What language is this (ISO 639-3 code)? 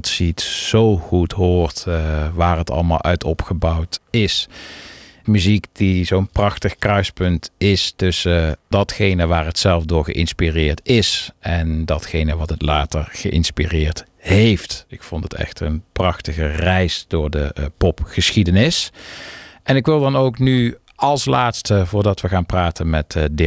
nld